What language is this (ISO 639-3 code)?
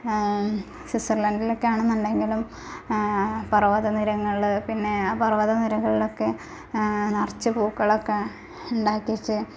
mal